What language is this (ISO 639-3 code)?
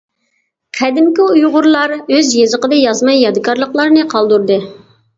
uig